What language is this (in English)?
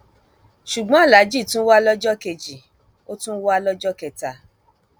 Yoruba